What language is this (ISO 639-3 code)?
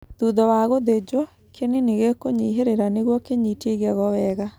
kik